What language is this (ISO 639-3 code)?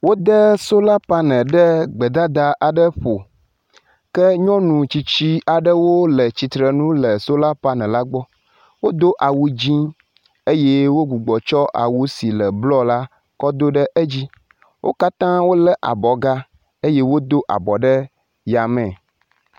ewe